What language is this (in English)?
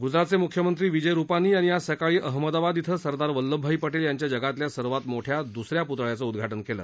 Marathi